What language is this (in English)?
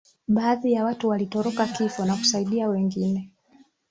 Swahili